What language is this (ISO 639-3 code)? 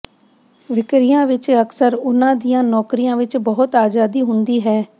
pan